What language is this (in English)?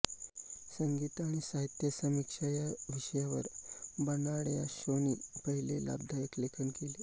Marathi